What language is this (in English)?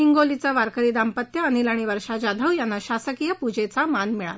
Marathi